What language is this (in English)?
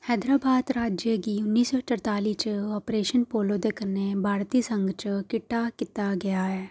Dogri